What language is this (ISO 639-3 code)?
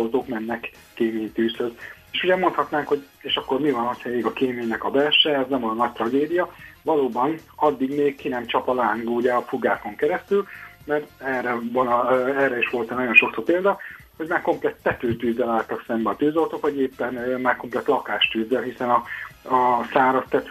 hun